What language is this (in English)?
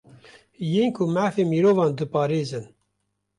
Kurdish